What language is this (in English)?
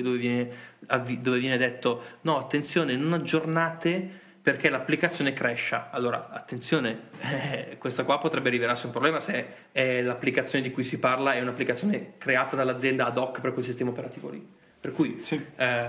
Italian